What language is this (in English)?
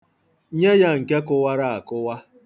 Igbo